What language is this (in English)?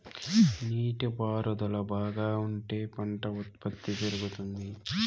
Telugu